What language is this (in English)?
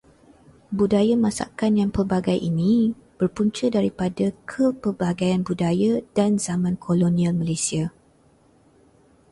Malay